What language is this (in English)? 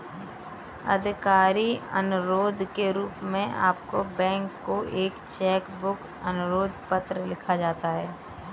Hindi